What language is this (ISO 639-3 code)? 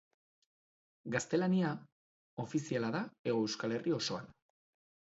eus